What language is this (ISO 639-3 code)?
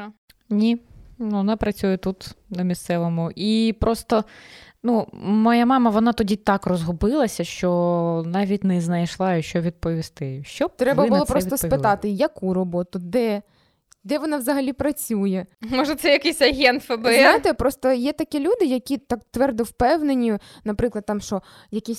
ukr